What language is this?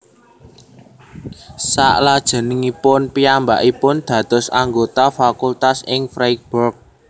Javanese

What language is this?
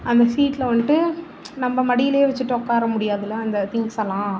Tamil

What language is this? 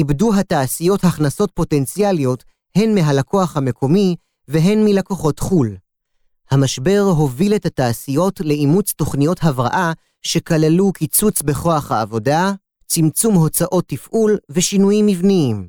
Hebrew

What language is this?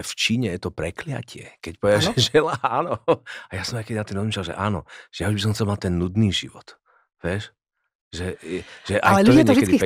Slovak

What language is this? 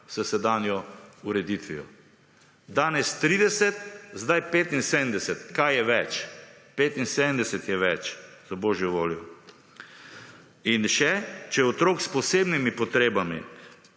Slovenian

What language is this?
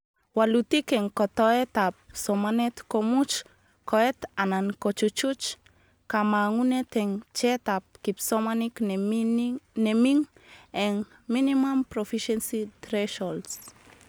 Kalenjin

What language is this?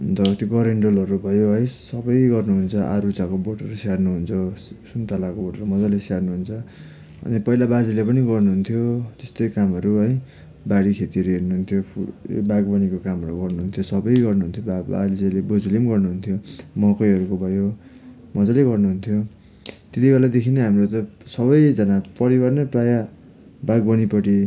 Nepali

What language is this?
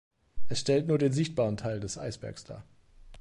German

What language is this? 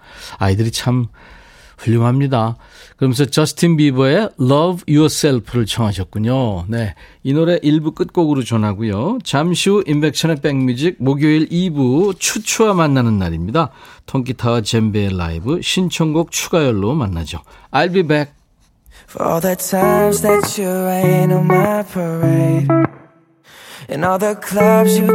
Korean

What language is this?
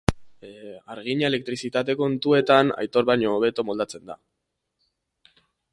Basque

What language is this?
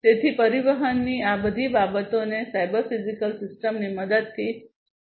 Gujarati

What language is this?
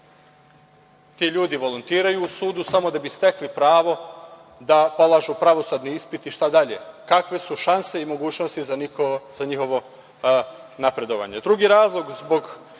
Serbian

